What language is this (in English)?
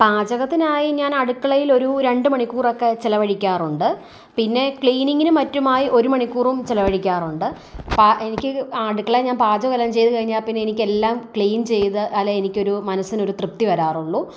Malayalam